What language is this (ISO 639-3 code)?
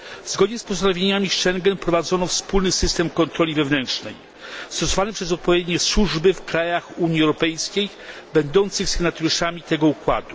pol